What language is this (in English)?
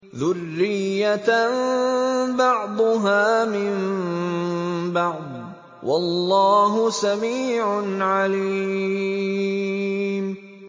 Arabic